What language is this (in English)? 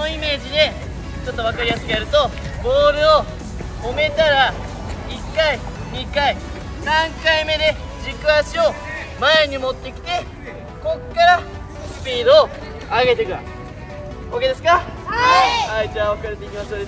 Japanese